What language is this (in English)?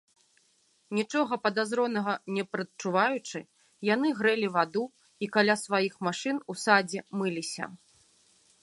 Belarusian